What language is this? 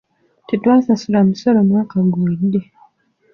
Ganda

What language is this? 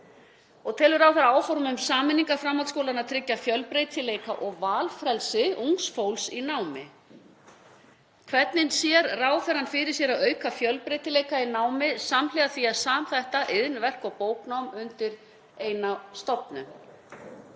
Icelandic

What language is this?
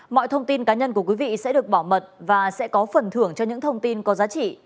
Vietnamese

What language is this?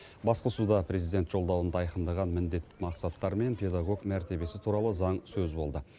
Kazakh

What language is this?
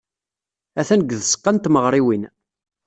Kabyle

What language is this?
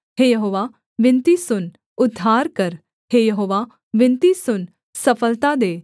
Hindi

